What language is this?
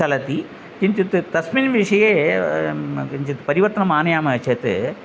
Sanskrit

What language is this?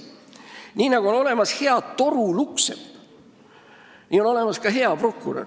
Estonian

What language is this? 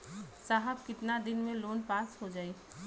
Bhojpuri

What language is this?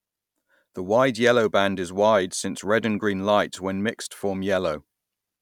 English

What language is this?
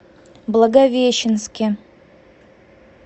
Russian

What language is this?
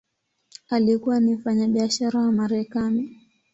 Swahili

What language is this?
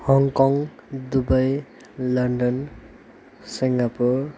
Nepali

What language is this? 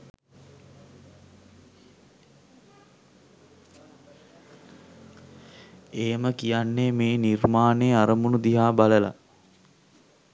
Sinhala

